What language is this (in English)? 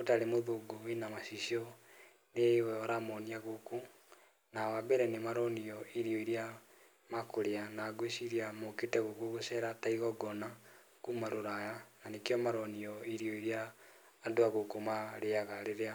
Kikuyu